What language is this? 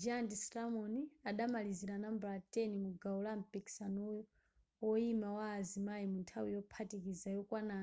Nyanja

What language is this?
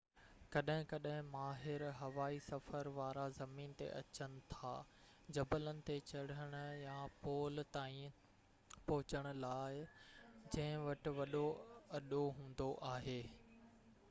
Sindhi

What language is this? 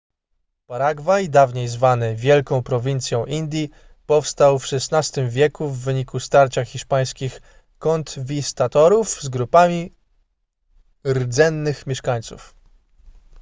Polish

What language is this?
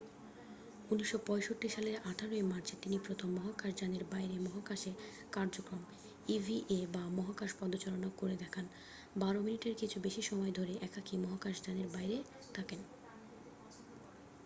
Bangla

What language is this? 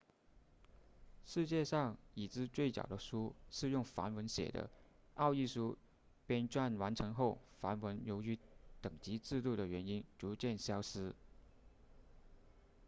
Chinese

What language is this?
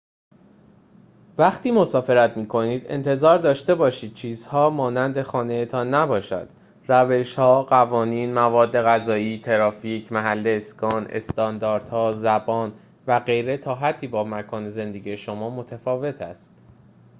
Persian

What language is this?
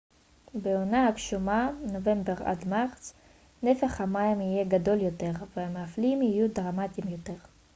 Hebrew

